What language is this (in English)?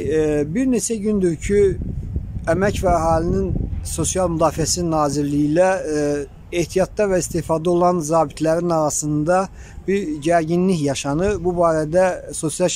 Turkish